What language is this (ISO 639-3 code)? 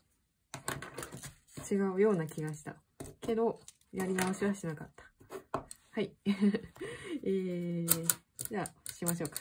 jpn